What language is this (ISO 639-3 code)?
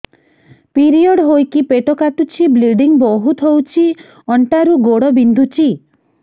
ori